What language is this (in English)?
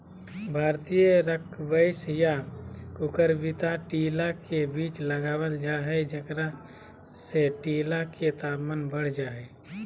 Magahi